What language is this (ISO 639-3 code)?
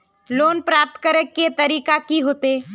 mag